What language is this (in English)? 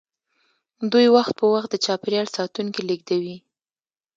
Pashto